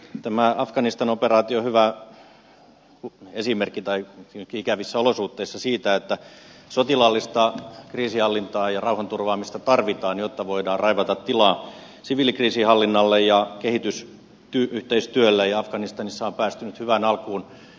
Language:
Finnish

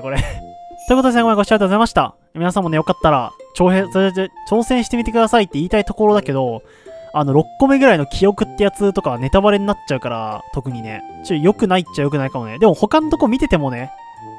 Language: Japanese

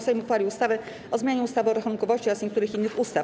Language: Polish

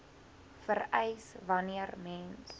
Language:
Afrikaans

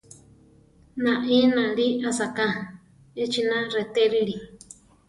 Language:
Central Tarahumara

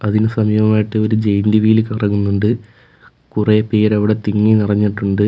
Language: Malayalam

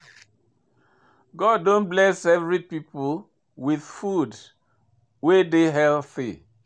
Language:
Nigerian Pidgin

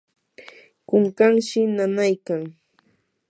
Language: Yanahuanca Pasco Quechua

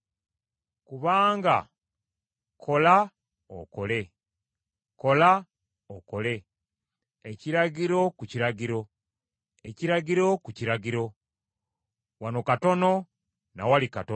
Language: Ganda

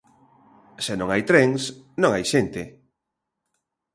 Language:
Galician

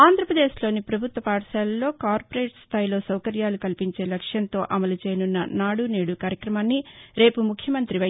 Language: Telugu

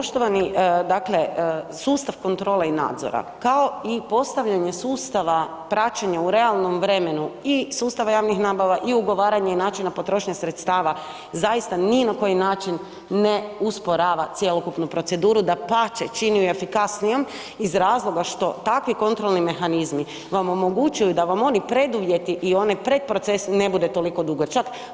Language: Croatian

